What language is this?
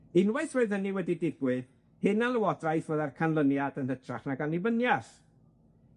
Welsh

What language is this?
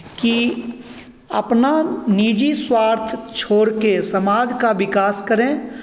Hindi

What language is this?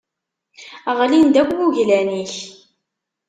Kabyle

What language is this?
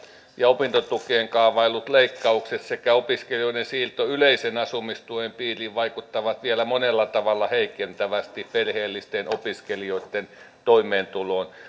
Finnish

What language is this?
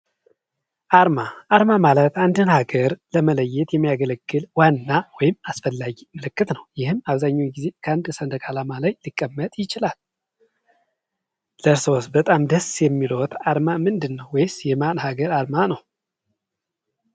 Amharic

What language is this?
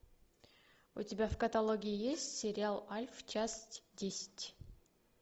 Russian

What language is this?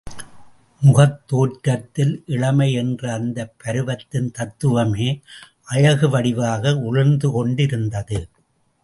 Tamil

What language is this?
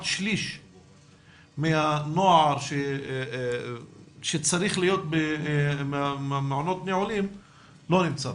Hebrew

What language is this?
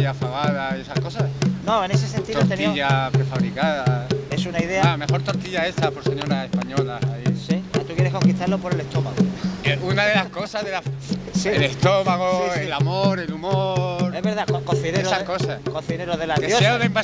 Spanish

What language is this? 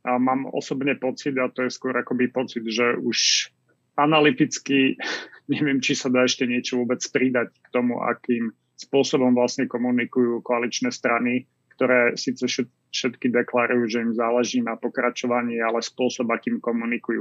Slovak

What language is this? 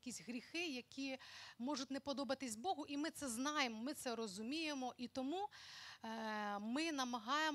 Ukrainian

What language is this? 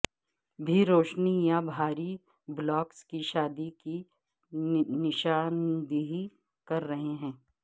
Urdu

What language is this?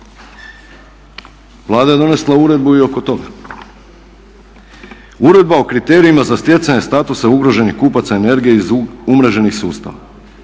Croatian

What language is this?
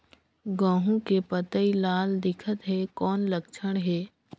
Chhattisgarhi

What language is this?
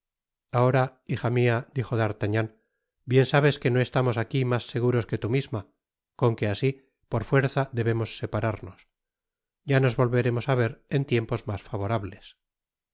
Spanish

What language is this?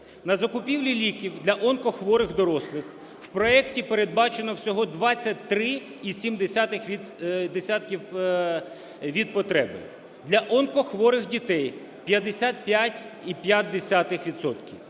Ukrainian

